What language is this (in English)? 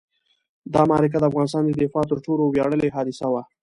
Pashto